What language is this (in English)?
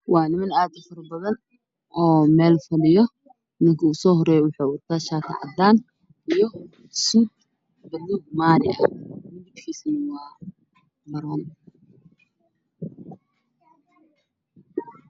Somali